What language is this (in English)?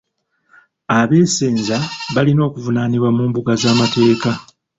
Ganda